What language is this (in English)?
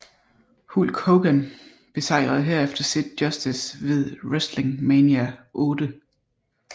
Danish